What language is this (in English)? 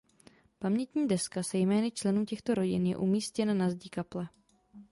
Czech